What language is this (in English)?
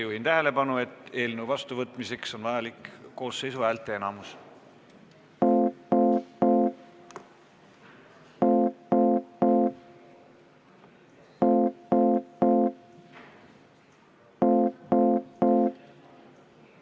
Estonian